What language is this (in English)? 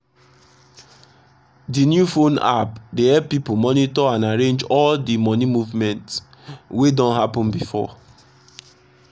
Nigerian Pidgin